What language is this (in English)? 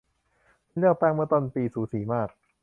Thai